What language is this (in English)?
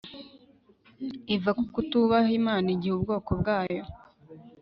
Kinyarwanda